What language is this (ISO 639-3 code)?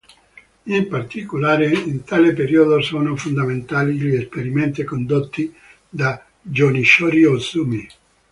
ita